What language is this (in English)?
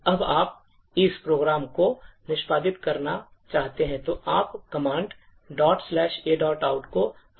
Hindi